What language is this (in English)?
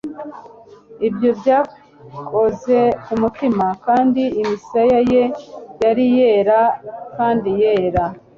Kinyarwanda